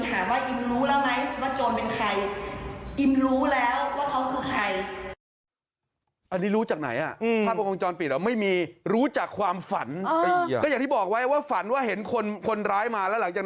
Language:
Thai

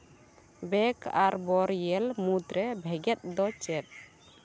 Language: Santali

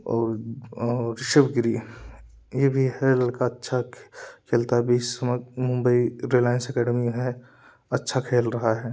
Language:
Hindi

